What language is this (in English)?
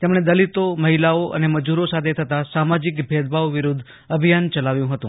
Gujarati